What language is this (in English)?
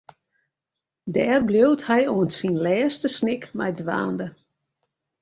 Western Frisian